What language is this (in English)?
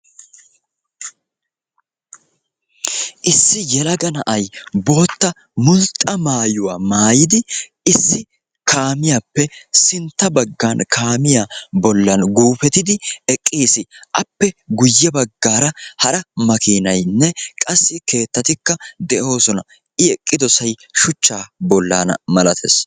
Wolaytta